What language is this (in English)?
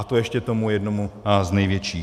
Czech